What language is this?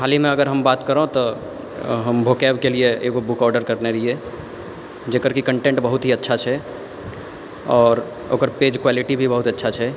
Maithili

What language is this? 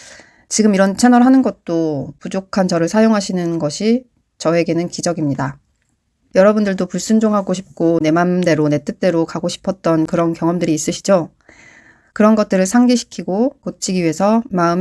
Korean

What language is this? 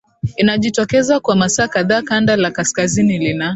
Swahili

